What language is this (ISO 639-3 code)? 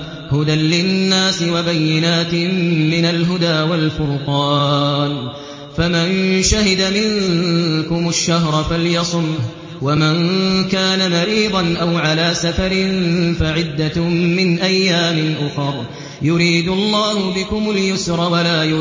ara